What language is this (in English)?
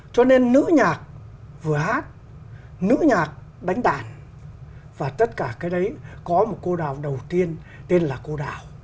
Vietnamese